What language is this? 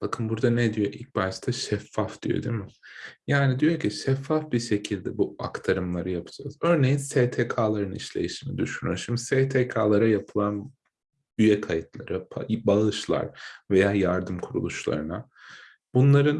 Turkish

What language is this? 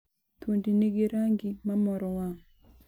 Luo (Kenya and Tanzania)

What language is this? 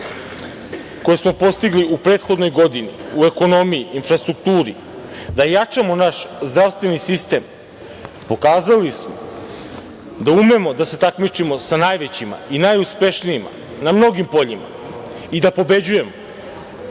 Serbian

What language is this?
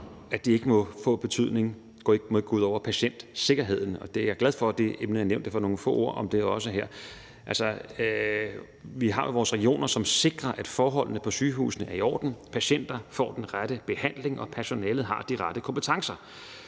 Danish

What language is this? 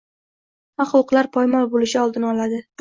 Uzbek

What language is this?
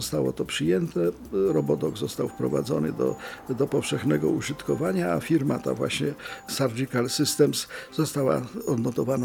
Polish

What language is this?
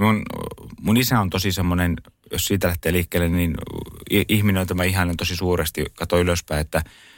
Finnish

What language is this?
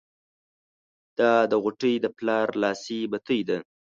Pashto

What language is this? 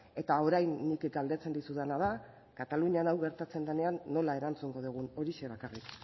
Basque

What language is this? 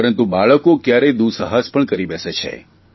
Gujarati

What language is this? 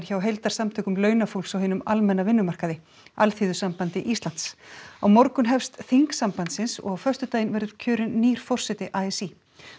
Icelandic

